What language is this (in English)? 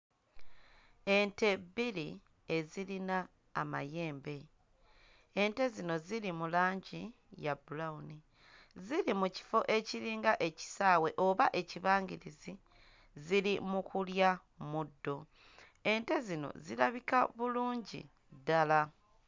Ganda